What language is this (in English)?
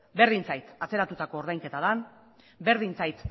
Basque